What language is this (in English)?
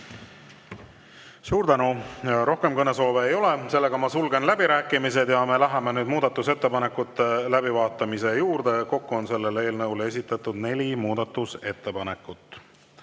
Estonian